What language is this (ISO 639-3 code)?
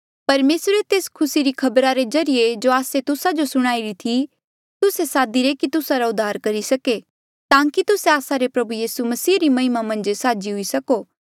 mjl